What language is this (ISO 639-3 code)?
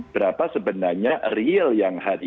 ind